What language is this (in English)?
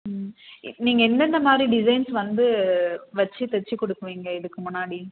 Tamil